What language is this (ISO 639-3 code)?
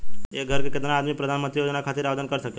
bho